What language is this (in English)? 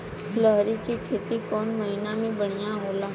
Bhojpuri